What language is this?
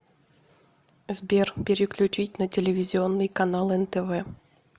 Russian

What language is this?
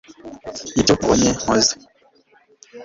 Kinyarwanda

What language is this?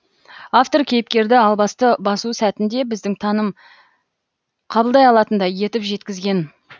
Kazakh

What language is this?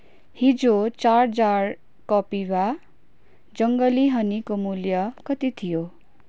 Nepali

